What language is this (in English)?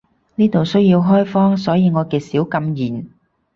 Cantonese